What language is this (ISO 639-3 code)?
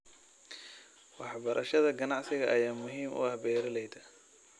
som